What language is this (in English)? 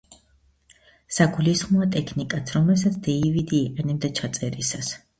Georgian